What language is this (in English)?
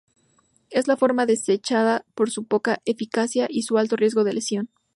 Spanish